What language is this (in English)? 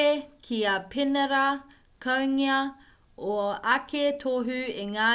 Māori